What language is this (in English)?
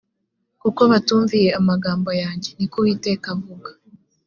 Kinyarwanda